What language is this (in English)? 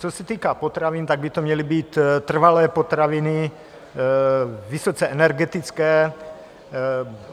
Czech